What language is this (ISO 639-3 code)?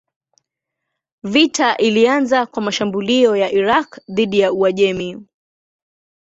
swa